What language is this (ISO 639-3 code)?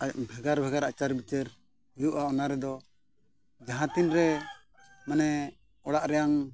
sat